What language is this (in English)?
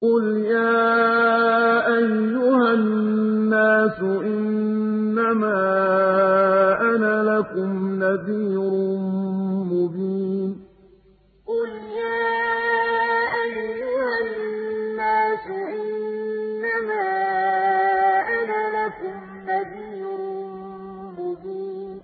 Arabic